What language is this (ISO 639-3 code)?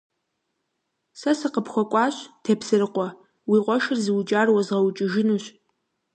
kbd